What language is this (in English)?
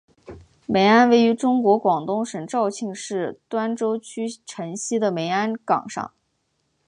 Chinese